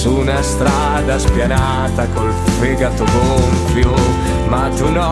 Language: Italian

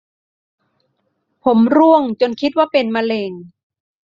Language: Thai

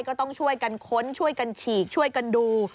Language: Thai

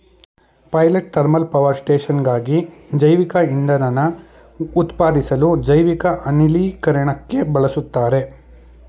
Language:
Kannada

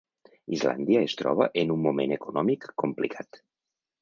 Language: Catalan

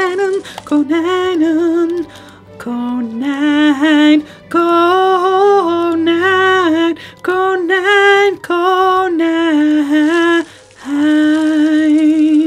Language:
Dutch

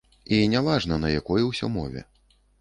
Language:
Belarusian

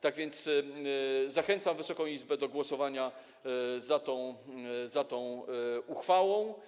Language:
Polish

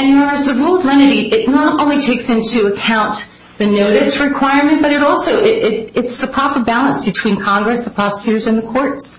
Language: English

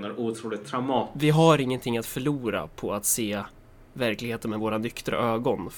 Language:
Swedish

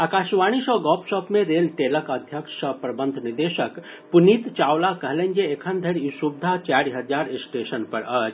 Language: Maithili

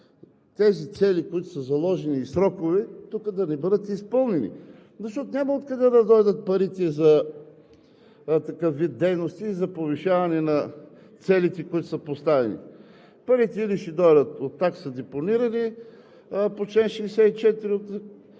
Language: Bulgarian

